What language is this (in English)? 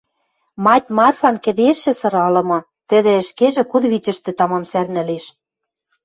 Western Mari